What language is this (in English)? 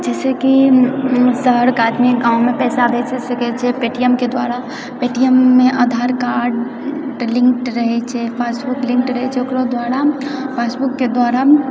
Maithili